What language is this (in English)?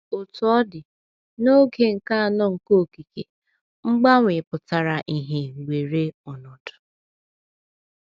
Igbo